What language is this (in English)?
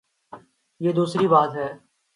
Urdu